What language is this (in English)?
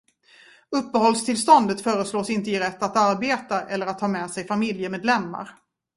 Swedish